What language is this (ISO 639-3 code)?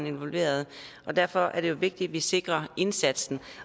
dan